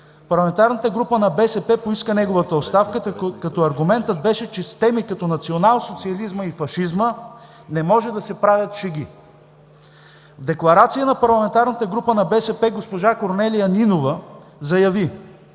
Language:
Bulgarian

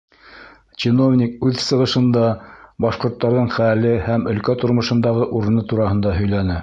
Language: Bashkir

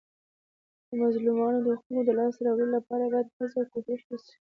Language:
Pashto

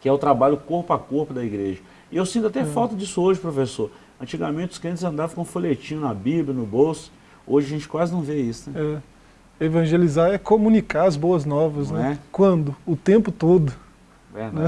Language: Portuguese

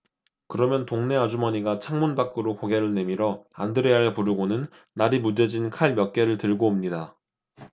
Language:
Korean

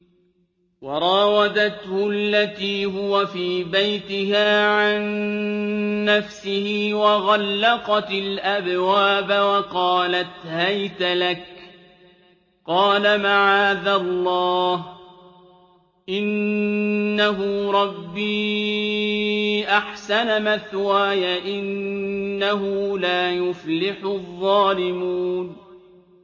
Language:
Arabic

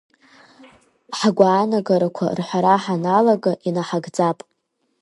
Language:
Abkhazian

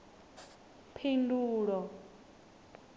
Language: Venda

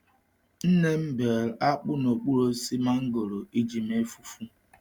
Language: Igbo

